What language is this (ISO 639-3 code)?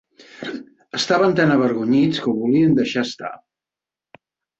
cat